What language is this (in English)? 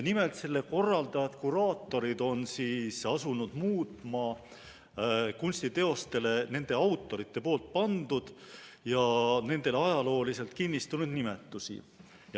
Estonian